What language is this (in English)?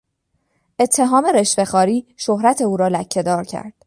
Persian